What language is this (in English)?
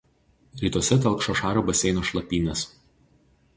Lithuanian